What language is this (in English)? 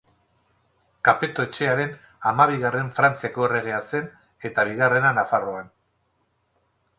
Basque